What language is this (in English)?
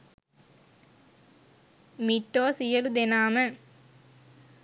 Sinhala